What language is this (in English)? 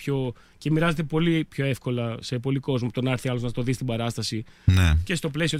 Greek